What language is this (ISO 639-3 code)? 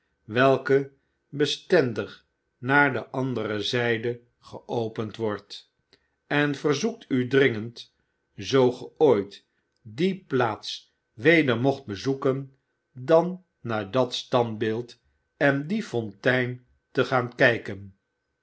nld